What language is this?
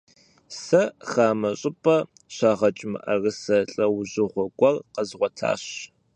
Kabardian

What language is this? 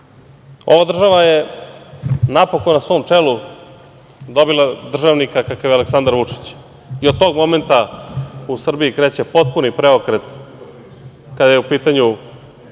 Serbian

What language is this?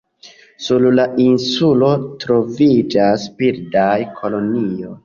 Esperanto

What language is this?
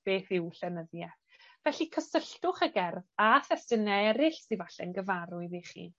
Welsh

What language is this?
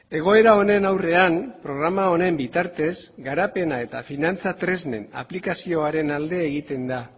Basque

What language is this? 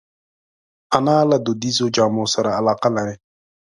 Pashto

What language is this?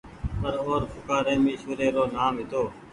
Goaria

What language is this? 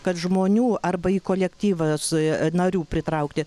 Lithuanian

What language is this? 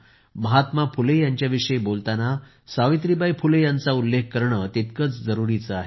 Marathi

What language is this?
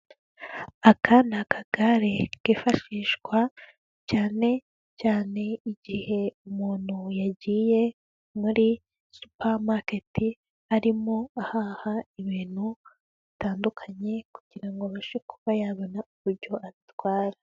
Kinyarwanda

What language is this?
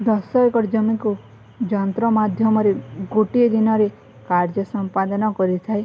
Odia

